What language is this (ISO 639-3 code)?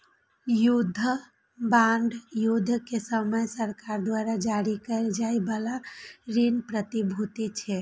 mai